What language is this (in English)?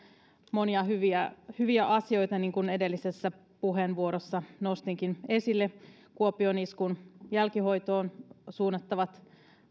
Finnish